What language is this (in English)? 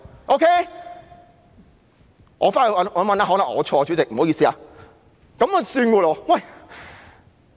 Cantonese